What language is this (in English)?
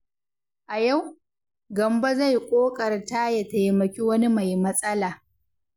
Hausa